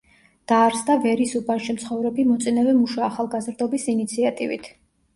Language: Georgian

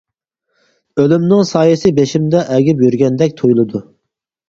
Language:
Uyghur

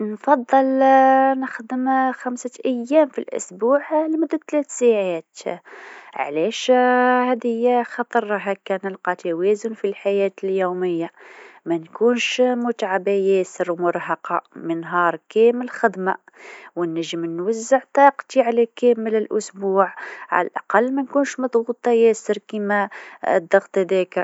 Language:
Tunisian Arabic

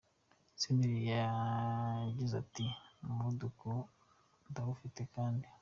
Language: Kinyarwanda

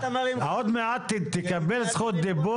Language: Hebrew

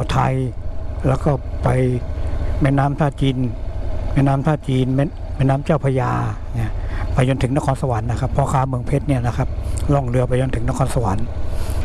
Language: Thai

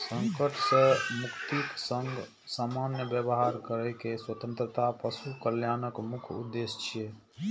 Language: Maithili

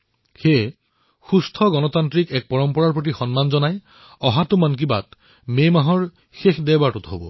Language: Assamese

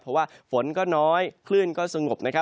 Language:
Thai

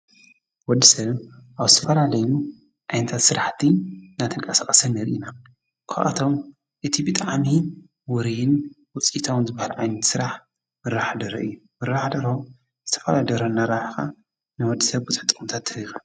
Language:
Tigrinya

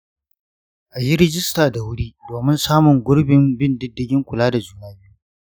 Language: Hausa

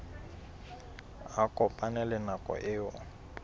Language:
Southern Sotho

